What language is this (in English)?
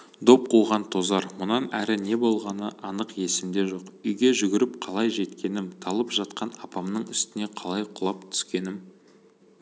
Kazakh